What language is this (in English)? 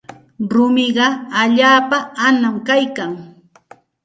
Santa Ana de Tusi Pasco Quechua